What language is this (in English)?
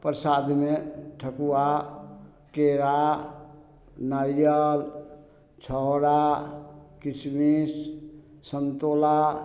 Maithili